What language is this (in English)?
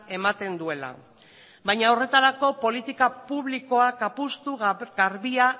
Basque